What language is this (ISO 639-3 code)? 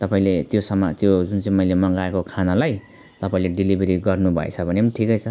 nep